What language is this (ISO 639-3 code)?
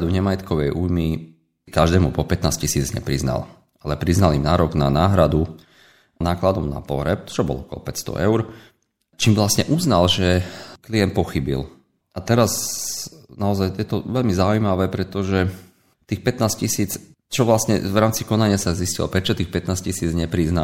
slk